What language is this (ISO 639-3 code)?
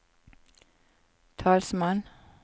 nor